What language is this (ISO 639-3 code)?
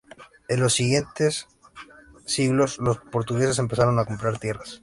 spa